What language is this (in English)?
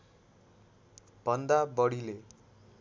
Nepali